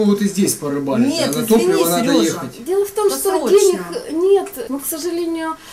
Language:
Russian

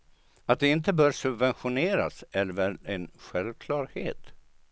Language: Swedish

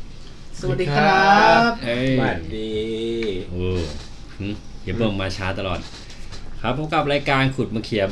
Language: Thai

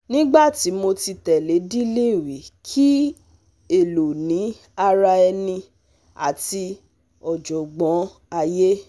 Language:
Yoruba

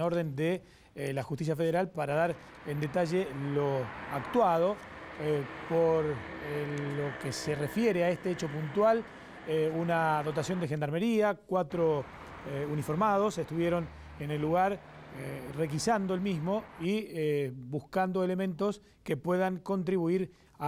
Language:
Spanish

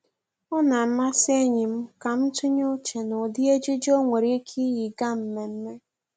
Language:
Igbo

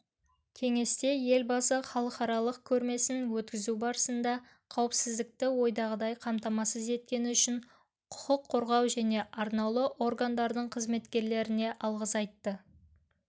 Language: Kazakh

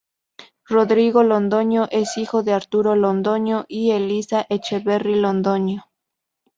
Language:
Spanish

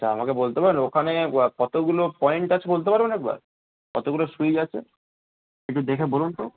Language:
Bangla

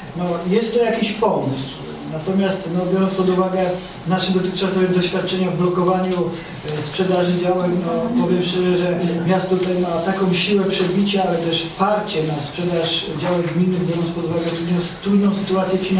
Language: Polish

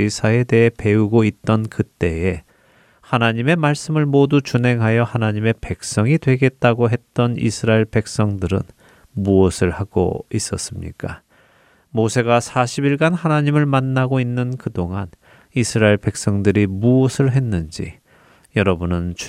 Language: Korean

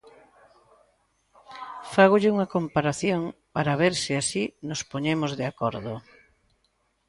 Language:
Galician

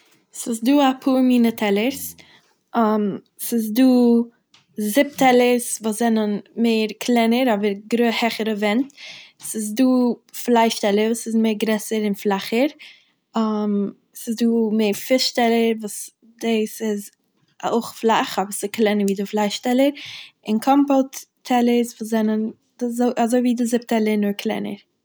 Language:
Yiddish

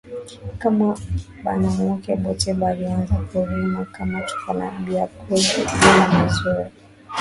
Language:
Swahili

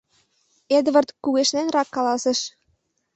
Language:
Mari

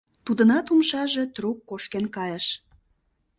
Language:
Mari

